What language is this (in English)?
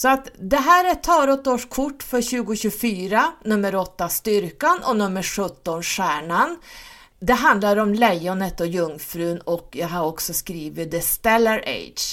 Swedish